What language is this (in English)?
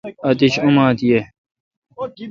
Kalkoti